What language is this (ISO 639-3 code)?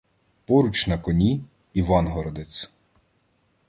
ukr